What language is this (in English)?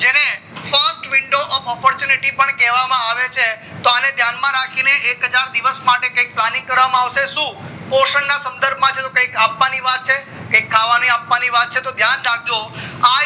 Gujarati